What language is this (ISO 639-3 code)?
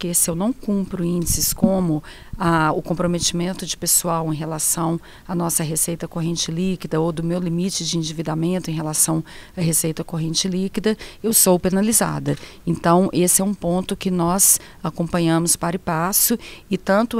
por